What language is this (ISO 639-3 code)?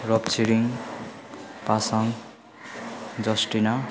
nep